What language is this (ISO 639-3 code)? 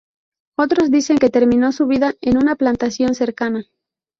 spa